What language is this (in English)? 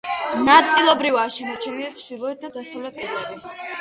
Georgian